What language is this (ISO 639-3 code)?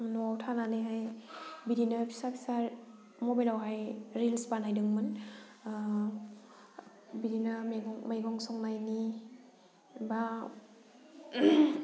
brx